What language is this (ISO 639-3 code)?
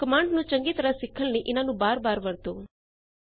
pan